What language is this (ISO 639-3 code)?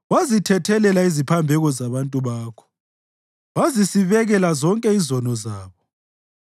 nde